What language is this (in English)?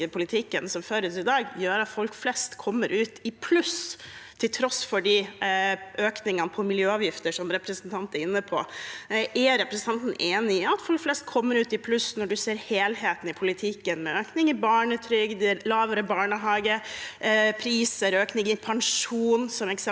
Norwegian